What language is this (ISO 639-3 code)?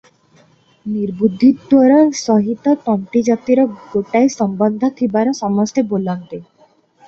ori